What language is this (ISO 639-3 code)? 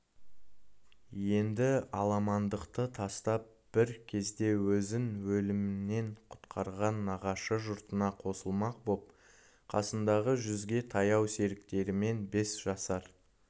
kaz